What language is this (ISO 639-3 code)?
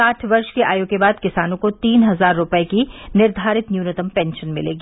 hin